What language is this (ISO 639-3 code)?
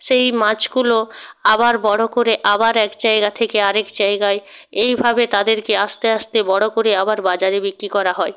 ben